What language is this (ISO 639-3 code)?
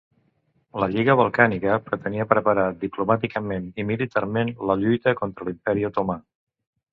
cat